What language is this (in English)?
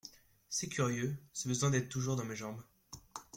French